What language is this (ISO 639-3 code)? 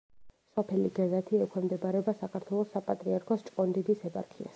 kat